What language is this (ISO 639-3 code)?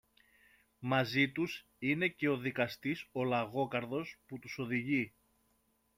ell